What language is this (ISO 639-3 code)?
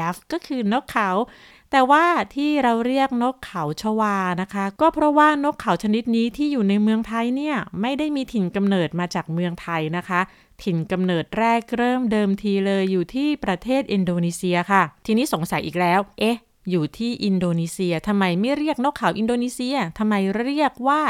tha